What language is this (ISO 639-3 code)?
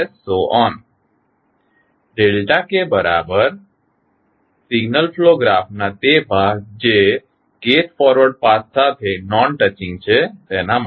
guj